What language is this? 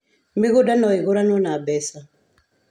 Kikuyu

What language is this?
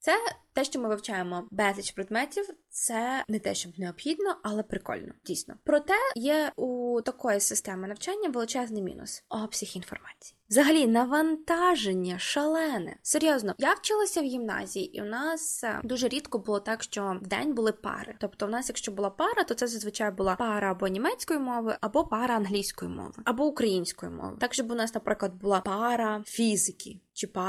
Ukrainian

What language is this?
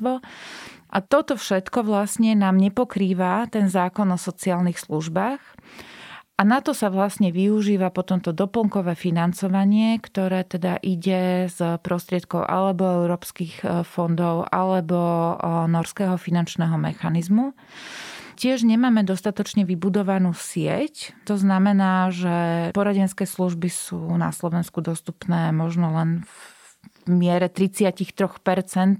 Slovak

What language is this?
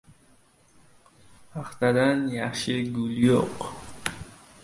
Uzbek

